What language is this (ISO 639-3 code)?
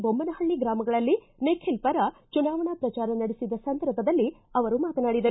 kan